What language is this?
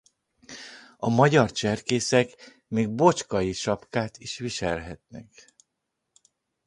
Hungarian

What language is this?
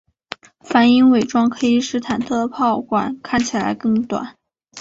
Chinese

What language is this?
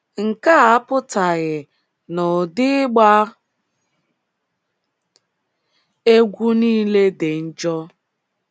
Igbo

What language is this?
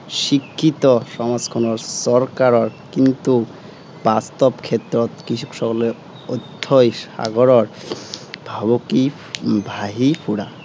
Assamese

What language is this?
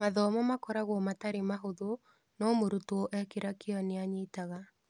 Kikuyu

